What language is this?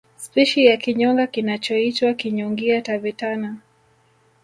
Swahili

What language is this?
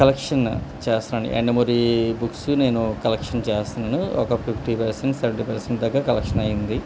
Telugu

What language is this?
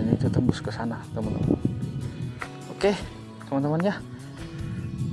Indonesian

